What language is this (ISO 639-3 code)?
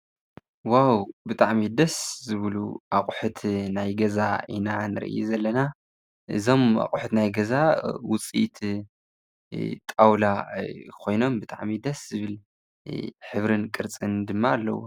tir